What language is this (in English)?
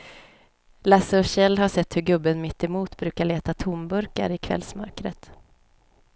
Swedish